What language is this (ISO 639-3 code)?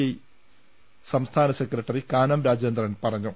mal